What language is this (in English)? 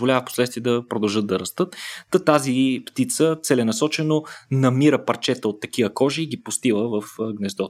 Bulgarian